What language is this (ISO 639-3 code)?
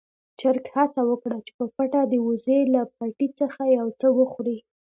pus